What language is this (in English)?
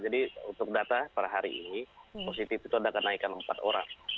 Indonesian